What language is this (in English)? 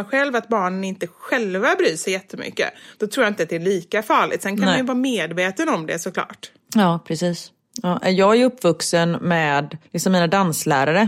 Swedish